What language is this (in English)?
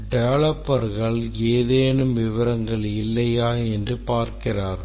Tamil